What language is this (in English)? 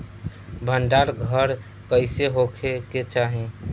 Bhojpuri